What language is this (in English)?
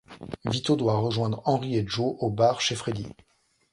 French